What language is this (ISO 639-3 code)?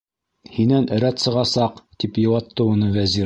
bak